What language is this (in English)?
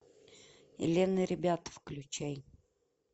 Russian